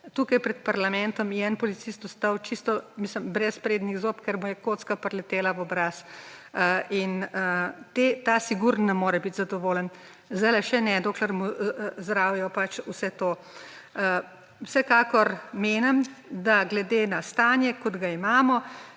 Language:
Slovenian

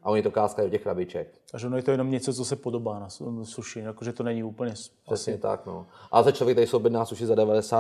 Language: Czech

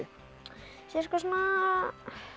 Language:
Icelandic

